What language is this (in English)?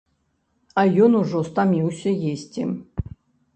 Belarusian